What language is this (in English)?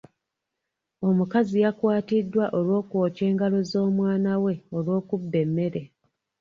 Ganda